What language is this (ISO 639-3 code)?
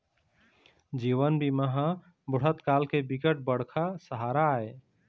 hne